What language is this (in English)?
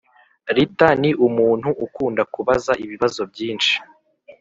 Kinyarwanda